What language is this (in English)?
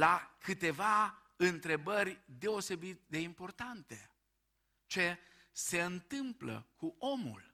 Romanian